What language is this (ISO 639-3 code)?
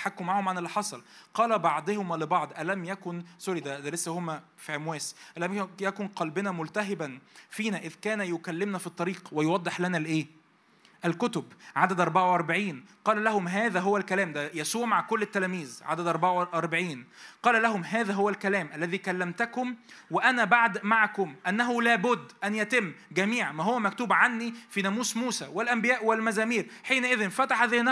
ara